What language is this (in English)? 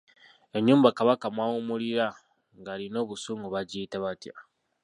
Ganda